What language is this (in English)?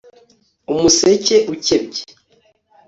Kinyarwanda